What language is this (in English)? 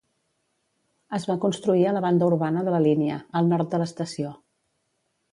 Catalan